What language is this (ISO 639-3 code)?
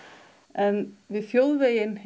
isl